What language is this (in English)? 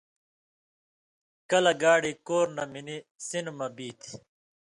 Indus Kohistani